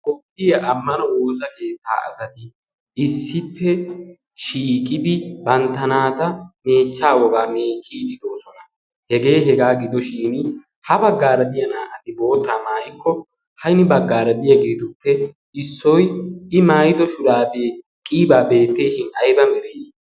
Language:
Wolaytta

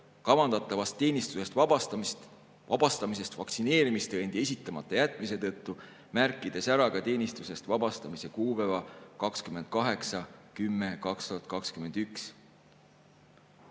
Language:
Estonian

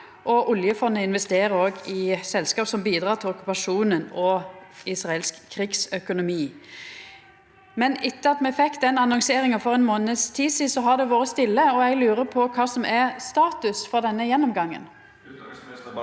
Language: Norwegian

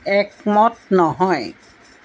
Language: Assamese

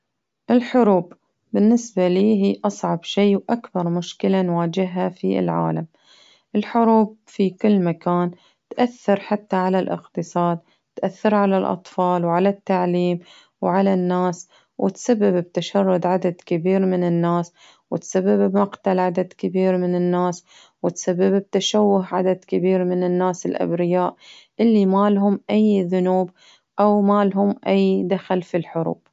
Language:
Baharna Arabic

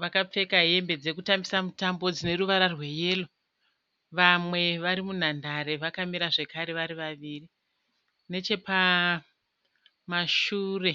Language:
Shona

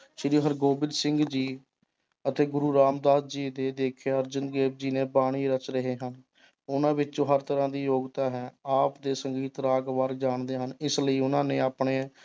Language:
Punjabi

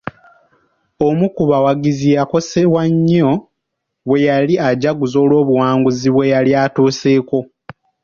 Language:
Ganda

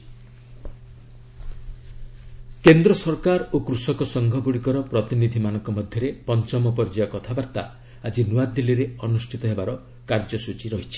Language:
Odia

